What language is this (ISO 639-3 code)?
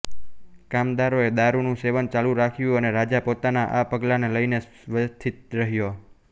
guj